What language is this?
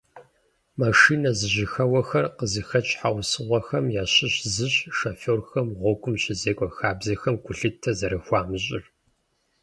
Kabardian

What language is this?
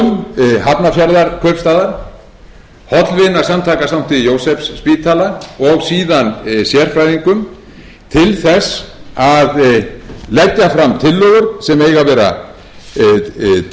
Icelandic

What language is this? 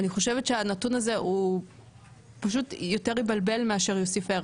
Hebrew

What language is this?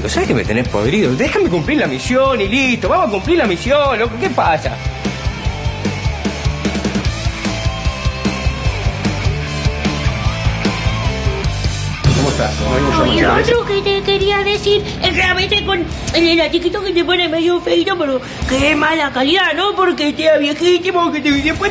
Spanish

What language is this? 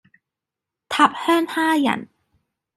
Cantonese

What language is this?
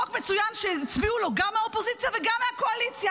Hebrew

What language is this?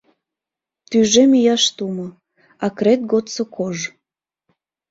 Mari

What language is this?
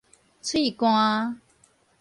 Min Nan Chinese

